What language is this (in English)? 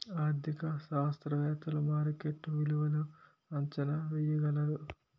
Telugu